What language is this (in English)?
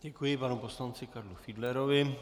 Czech